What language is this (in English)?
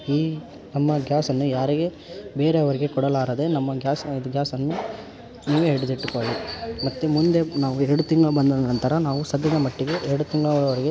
Kannada